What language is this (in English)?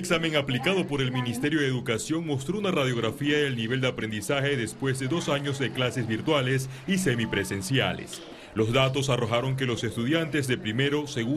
Spanish